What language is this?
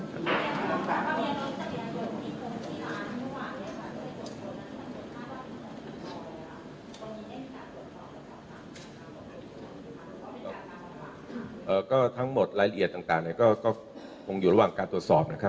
Thai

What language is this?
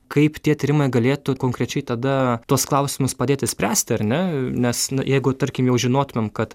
Lithuanian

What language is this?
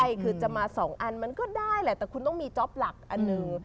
Thai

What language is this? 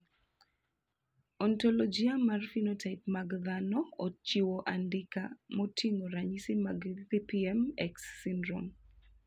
Luo (Kenya and Tanzania)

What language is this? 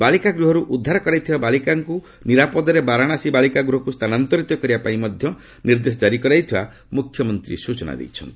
Odia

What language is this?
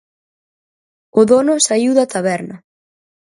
Galician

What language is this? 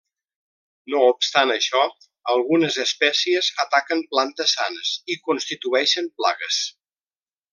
Catalan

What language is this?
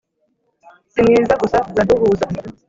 Kinyarwanda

